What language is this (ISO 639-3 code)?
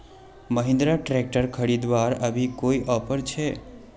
mag